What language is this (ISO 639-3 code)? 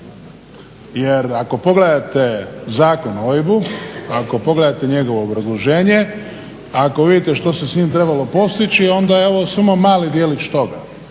hrv